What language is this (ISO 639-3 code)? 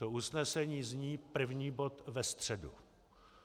ces